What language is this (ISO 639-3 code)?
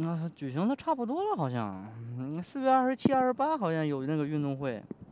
zho